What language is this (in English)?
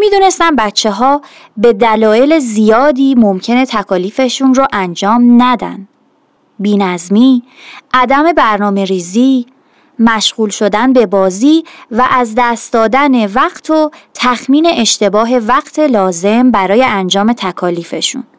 Persian